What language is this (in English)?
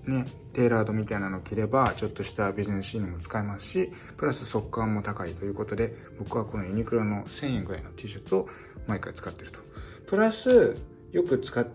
Japanese